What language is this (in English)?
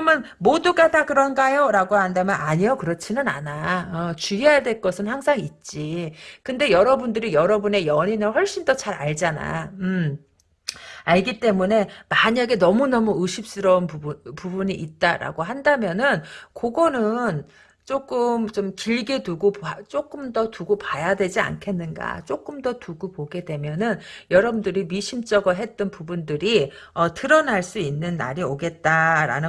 Korean